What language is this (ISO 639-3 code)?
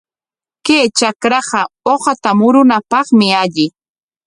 qwa